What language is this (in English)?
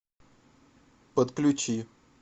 Russian